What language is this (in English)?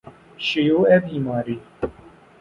Persian